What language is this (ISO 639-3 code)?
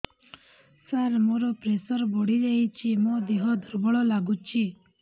ori